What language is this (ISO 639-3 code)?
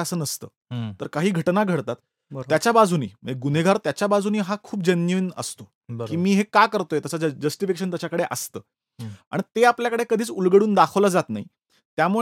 mar